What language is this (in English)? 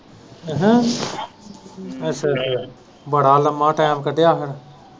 Punjabi